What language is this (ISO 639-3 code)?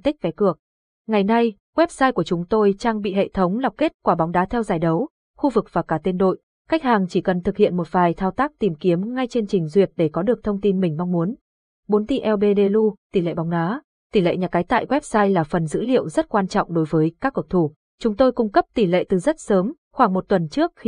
vie